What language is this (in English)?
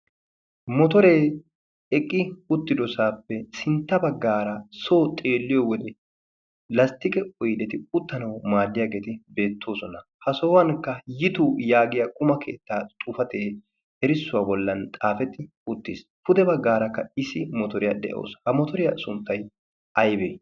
Wolaytta